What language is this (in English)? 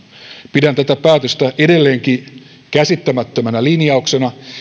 Finnish